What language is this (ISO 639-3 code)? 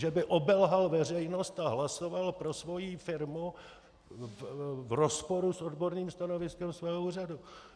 ces